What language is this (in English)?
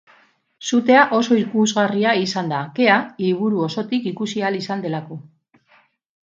Basque